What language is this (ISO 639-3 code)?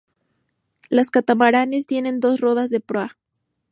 spa